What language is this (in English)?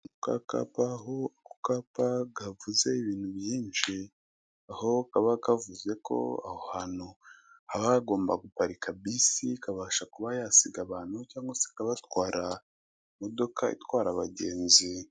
Kinyarwanda